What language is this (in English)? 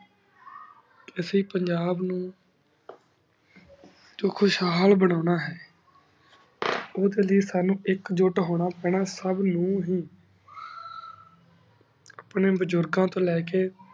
Punjabi